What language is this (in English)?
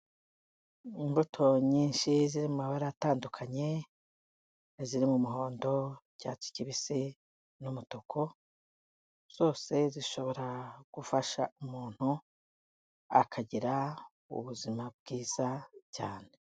Kinyarwanda